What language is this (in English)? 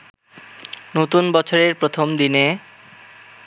Bangla